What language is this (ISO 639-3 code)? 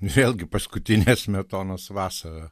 lit